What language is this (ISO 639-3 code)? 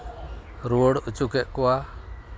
sat